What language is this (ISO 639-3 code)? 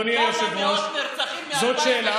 heb